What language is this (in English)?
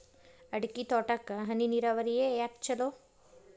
Kannada